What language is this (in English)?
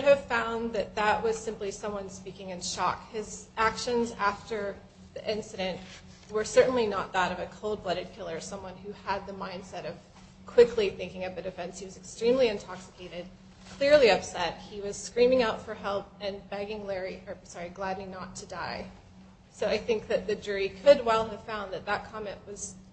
English